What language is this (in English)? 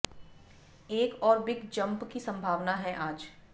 Hindi